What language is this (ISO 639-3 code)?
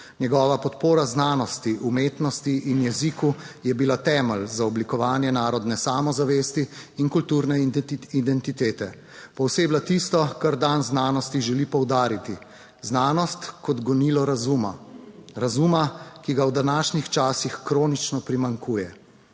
slv